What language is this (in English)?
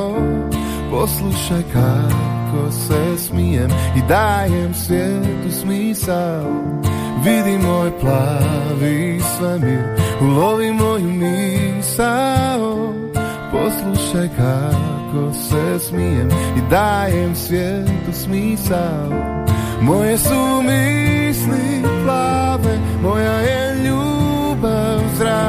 Croatian